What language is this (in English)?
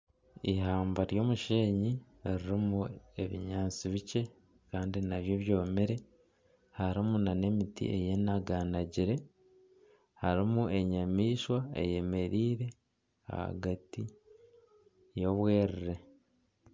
Nyankole